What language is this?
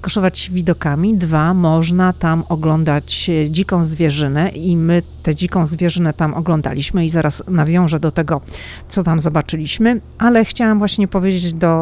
Polish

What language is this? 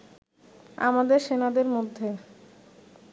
Bangla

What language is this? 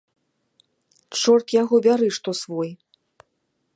Belarusian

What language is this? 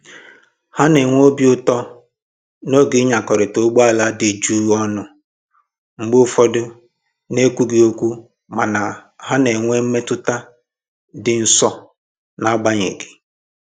Igbo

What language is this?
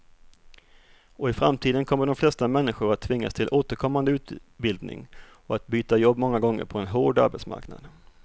Swedish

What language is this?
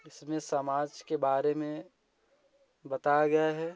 Hindi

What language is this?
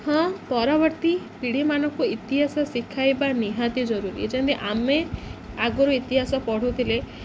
Odia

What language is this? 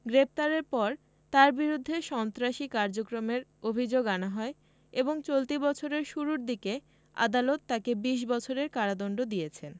Bangla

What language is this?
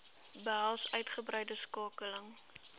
Afrikaans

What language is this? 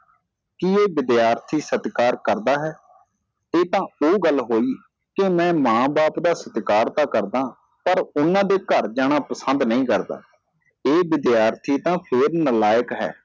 Punjabi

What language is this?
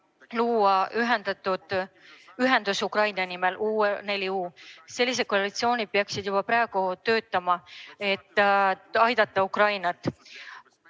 Estonian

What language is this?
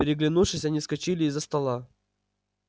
Russian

